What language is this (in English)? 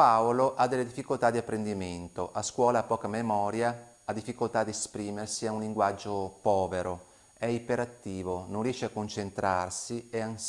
Italian